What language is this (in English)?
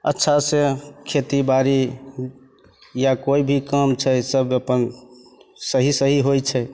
Maithili